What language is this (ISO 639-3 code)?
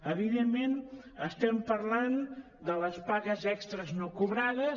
cat